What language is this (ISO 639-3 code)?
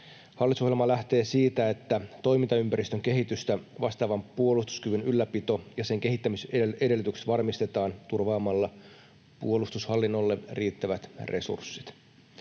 fin